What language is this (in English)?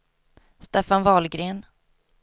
Swedish